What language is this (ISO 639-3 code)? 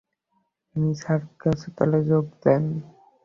ben